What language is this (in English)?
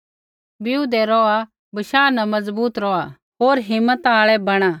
Kullu Pahari